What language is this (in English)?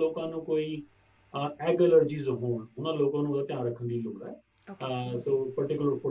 Punjabi